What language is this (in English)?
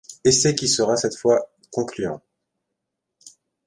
French